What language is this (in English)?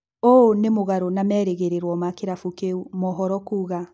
Kikuyu